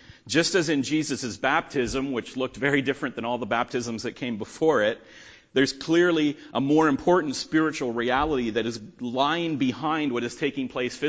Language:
English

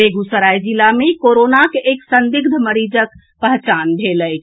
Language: Maithili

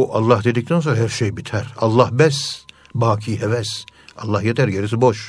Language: Turkish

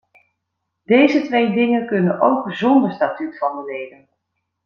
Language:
Dutch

